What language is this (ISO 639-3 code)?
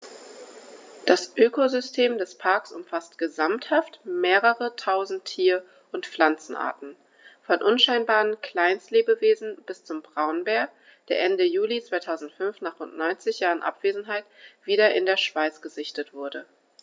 deu